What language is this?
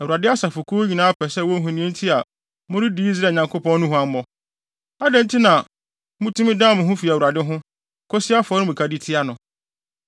Akan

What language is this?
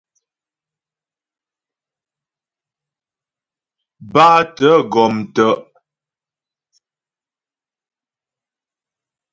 Ghomala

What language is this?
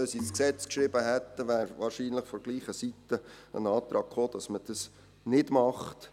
Swiss German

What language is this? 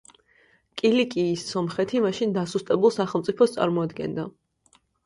Georgian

